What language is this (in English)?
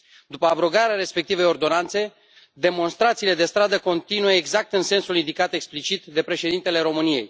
Romanian